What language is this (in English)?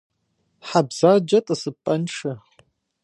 Kabardian